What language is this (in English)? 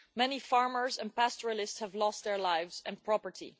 English